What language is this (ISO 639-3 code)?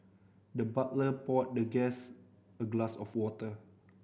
eng